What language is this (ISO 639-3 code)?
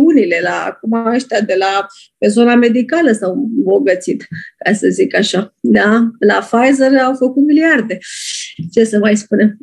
ron